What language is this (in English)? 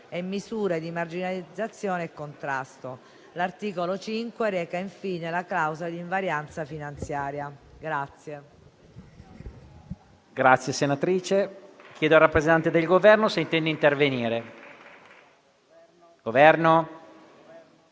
Italian